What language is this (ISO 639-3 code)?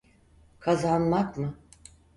tur